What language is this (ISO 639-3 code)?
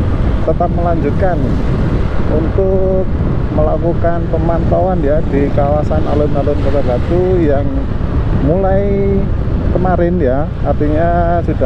ind